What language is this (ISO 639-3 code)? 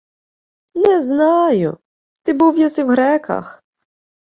ukr